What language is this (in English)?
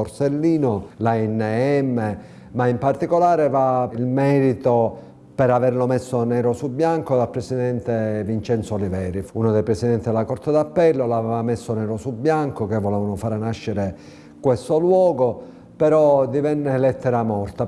Italian